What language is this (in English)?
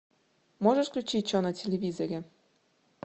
Russian